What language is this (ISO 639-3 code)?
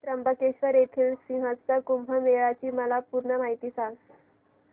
mar